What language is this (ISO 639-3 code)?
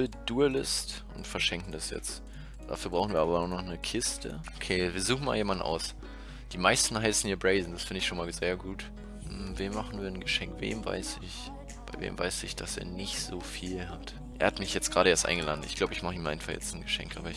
deu